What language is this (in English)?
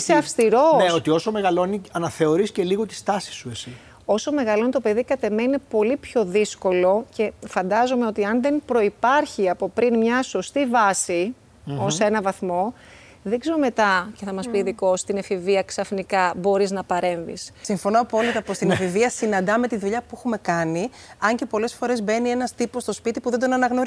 Greek